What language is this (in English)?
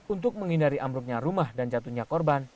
Indonesian